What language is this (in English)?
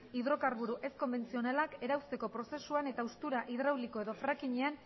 Basque